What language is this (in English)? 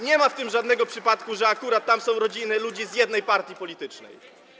Polish